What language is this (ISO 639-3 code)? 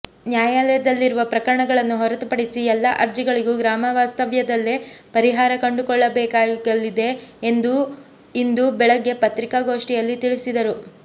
kan